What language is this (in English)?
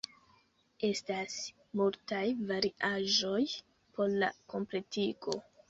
Esperanto